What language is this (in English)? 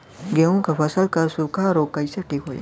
Bhojpuri